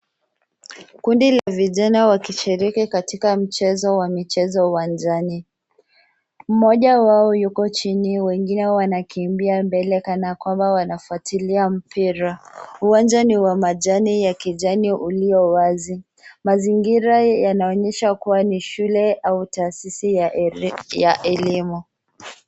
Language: Swahili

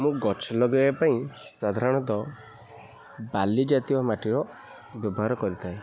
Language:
Odia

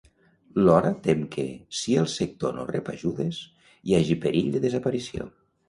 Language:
Catalan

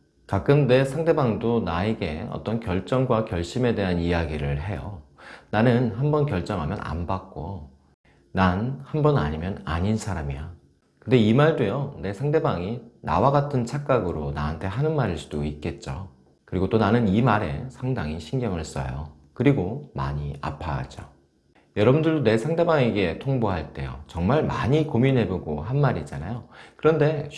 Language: Korean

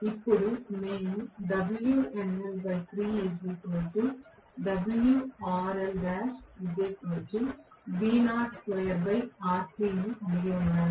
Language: Telugu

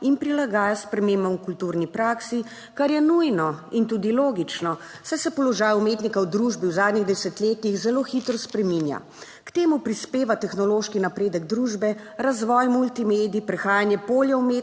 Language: Slovenian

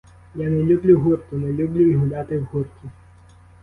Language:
Ukrainian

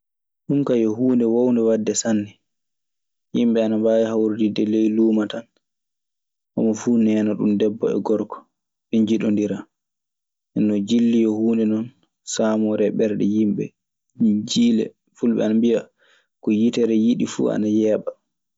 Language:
Maasina Fulfulde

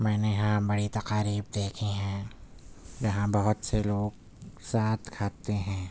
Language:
Urdu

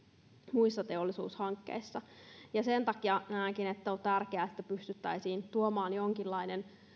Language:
Finnish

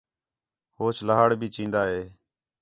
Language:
Khetrani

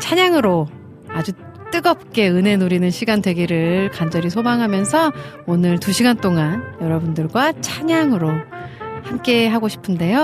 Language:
Korean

